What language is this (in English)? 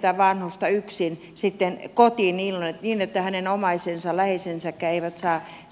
Finnish